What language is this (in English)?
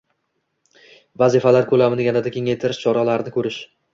Uzbek